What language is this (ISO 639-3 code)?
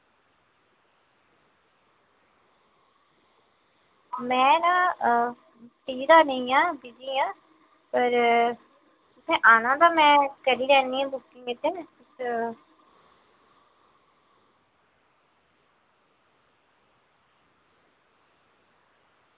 doi